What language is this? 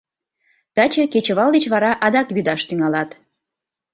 Mari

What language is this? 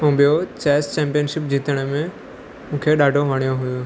Sindhi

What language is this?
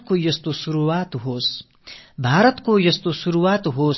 Tamil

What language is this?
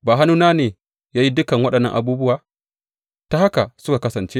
Hausa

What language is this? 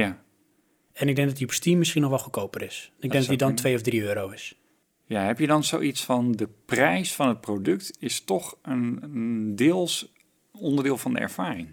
Dutch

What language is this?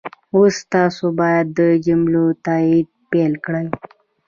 Pashto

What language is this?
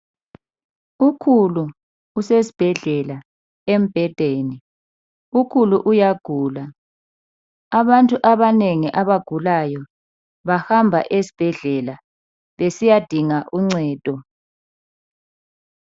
North Ndebele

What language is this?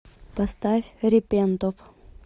Russian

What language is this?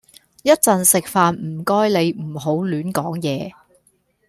Cantonese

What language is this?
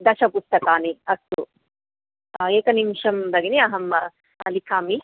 Sanskrit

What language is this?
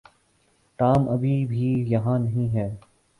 Urdu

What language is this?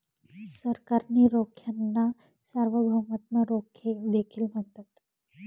Marathi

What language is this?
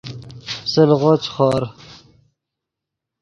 Yidgha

